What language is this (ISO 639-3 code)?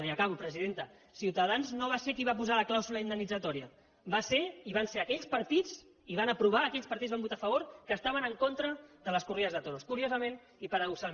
cat